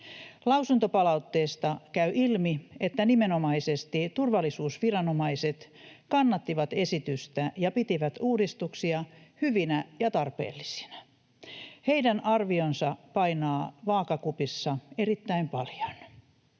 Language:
Finnish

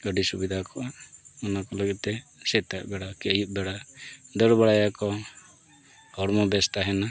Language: Santali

